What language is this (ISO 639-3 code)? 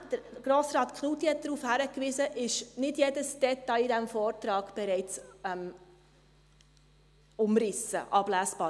gsw